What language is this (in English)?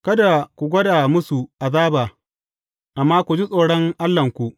Hausa